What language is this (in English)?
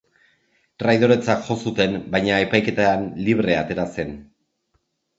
Basque